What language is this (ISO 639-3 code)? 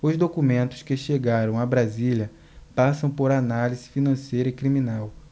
por